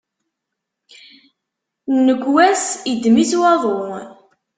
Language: Kabyle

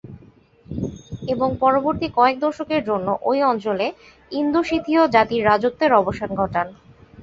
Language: Bangla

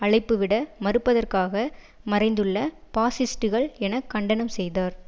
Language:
Tamil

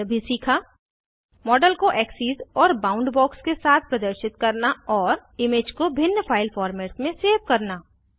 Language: Hindi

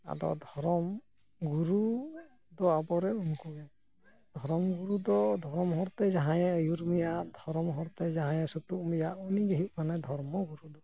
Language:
Santali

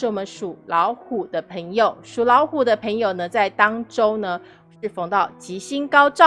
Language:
Chinese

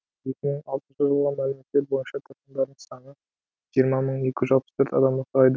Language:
Kazakh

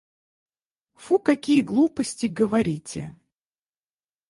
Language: Russian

